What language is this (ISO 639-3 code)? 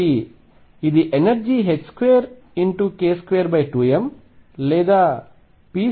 tel